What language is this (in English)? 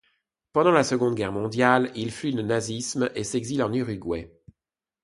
French